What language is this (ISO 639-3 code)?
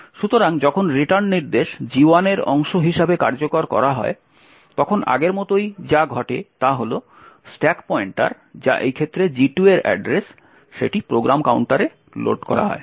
ben